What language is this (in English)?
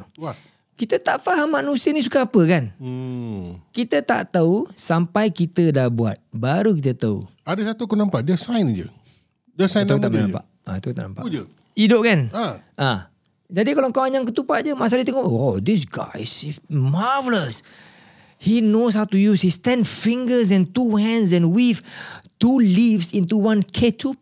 Malay